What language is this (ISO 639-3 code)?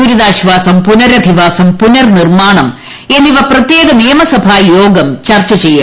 mal